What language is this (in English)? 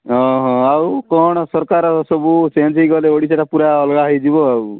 Odia